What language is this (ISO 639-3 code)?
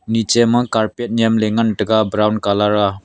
nnp